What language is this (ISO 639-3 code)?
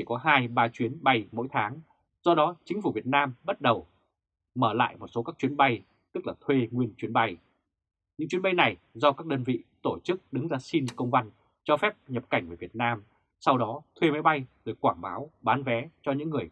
vie